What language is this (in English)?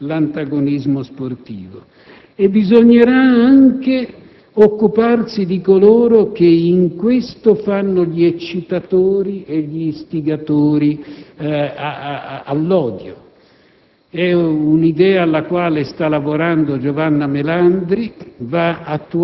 Italian